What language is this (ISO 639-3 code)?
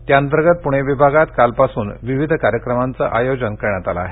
mar